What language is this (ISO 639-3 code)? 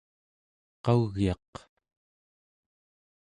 esu